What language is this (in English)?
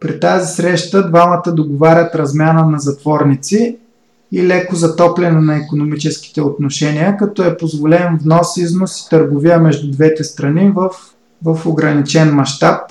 Bulgarian